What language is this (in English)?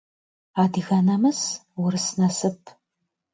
Kabardian